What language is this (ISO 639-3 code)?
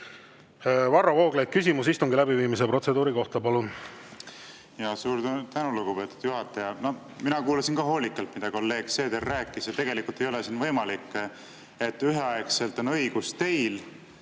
est